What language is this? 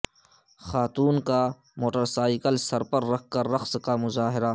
Urdu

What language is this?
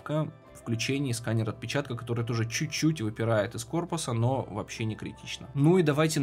Russian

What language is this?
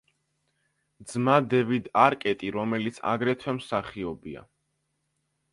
Georgian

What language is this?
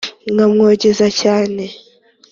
Kinyarwanda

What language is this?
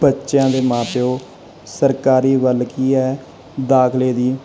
Punjabi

